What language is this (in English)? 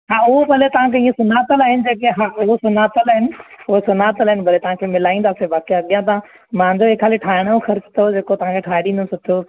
Sindhi